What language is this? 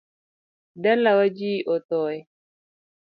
Luo (Kenya and Tanzania)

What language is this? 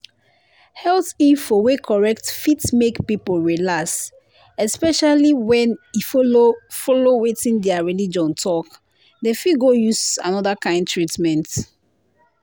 Nigerian Pidgin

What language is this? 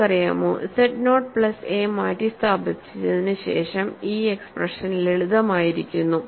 Malayalam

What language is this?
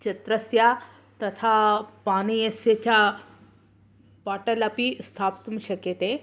Sanskrit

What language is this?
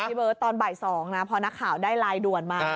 Thai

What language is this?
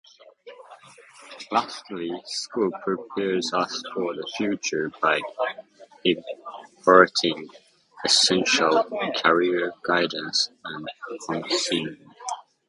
English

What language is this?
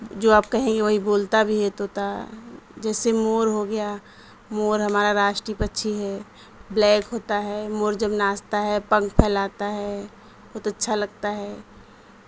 Urdu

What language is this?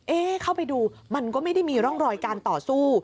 Thai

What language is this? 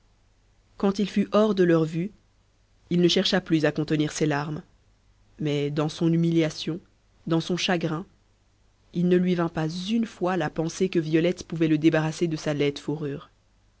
French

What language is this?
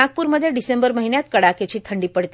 Marathi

